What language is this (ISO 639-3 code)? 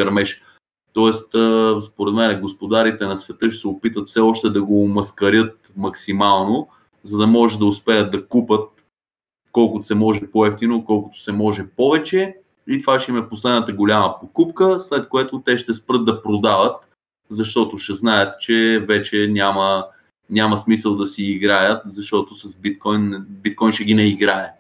bul